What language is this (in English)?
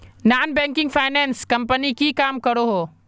Magahi